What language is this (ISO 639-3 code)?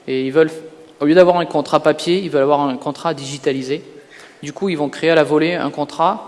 fra